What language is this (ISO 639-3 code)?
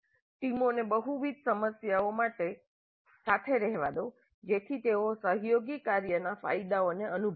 guj